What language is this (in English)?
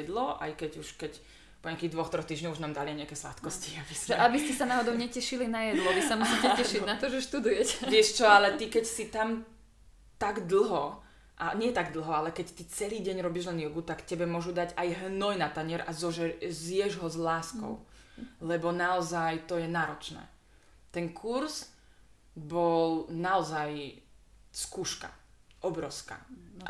Slovak